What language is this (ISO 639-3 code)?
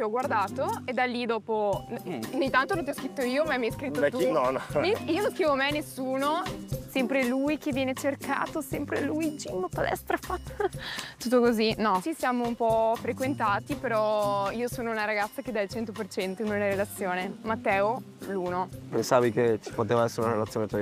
ita